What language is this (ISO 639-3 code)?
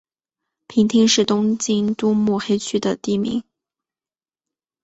zho